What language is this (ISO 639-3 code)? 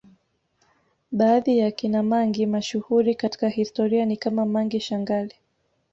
swa